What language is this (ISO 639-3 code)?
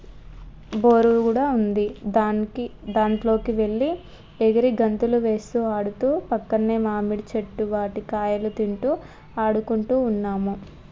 tel